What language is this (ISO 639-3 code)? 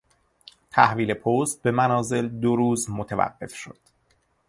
fas